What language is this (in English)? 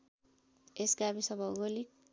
Nepali